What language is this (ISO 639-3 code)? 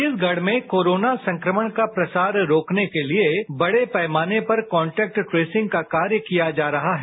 hin